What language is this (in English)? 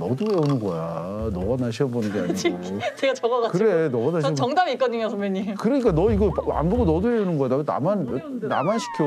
Korean